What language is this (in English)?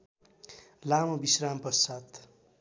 Nepali